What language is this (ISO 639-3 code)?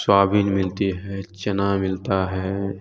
hin